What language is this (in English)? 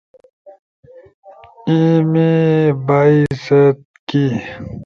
Torwali